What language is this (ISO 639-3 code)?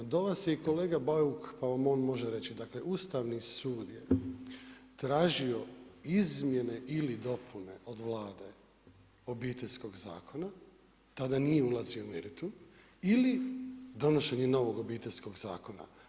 hrv